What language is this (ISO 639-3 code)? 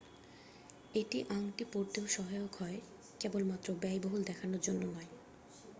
ben